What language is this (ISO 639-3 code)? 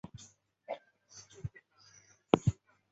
zho